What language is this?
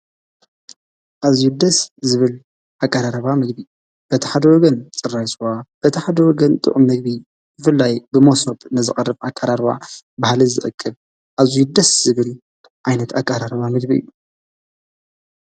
Tigrinya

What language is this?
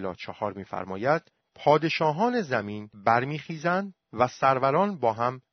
Persian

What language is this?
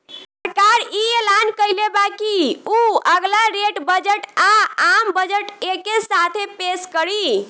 Bhojpuri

